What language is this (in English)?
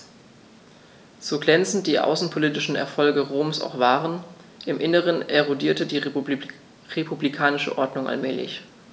German